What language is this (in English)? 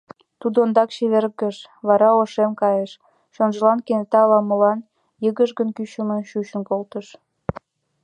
Mari